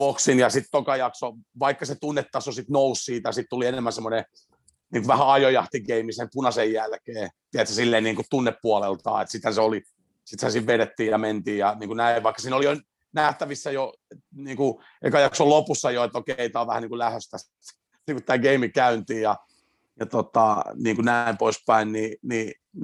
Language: Finnish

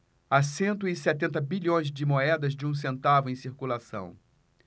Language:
Portuguese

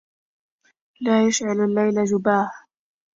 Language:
Arabic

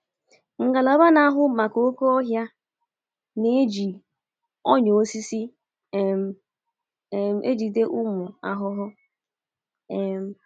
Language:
Igbo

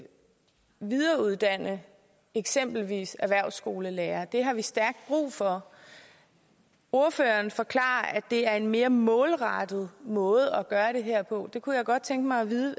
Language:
Danish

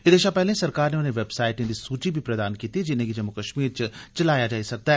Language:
Dogri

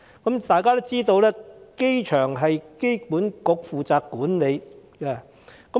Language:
Cantonese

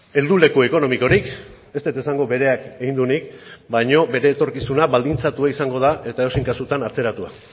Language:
Basque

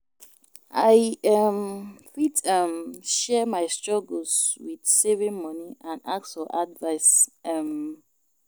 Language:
Nigerian Pidgin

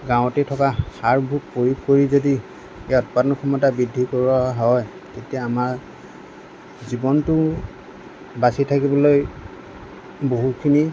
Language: Assamese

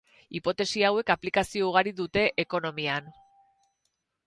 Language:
Basque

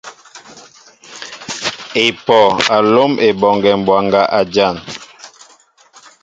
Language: Mbo (Cameroon)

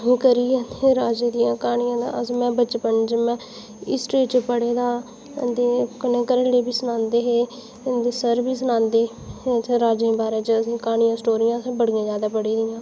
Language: Dogri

